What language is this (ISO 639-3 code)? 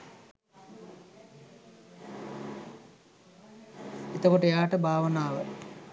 sin